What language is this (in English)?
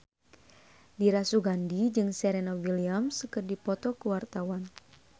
Sundanese